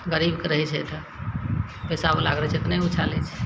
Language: Maithili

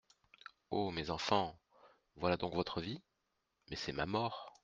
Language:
French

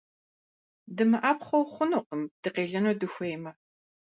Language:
Kabardian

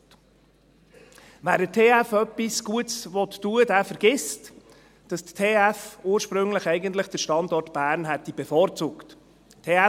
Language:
Swiss German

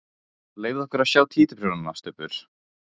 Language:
Icelandic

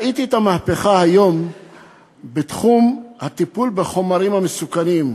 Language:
Hebrew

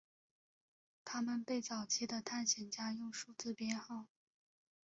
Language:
Chinese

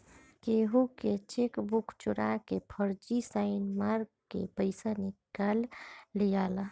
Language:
Bhojpuri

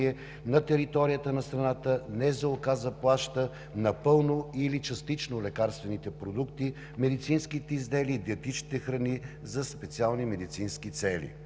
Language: Bulgarian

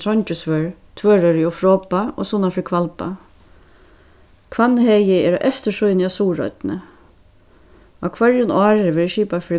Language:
Faroese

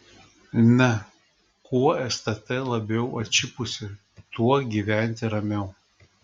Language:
Lithuanian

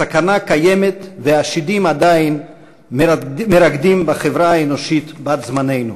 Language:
Hebrew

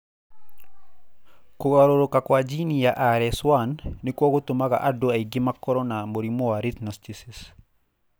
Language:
Kikuyu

